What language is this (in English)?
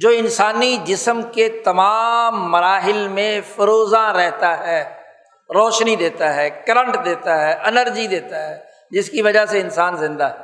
Urdu